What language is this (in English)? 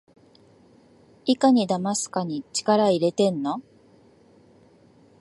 Japanese